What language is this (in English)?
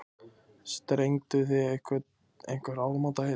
Icelandic